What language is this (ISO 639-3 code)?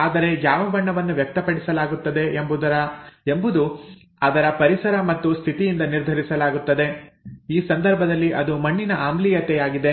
kan